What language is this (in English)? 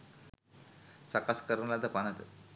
Sinhala